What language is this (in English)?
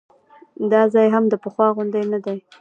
Pashto